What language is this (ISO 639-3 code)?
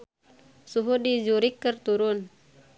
sun